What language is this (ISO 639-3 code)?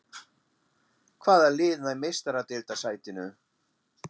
isl